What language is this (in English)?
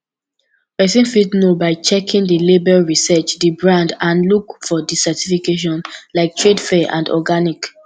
Nigerian Pidgin